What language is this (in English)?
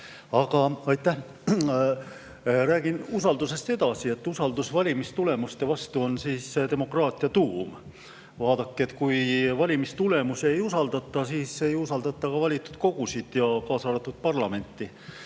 Estonian